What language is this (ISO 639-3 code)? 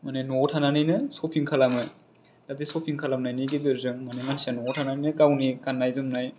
brx